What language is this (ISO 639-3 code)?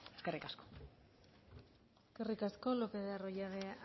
eus